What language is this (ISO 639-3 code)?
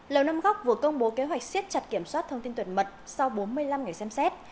vie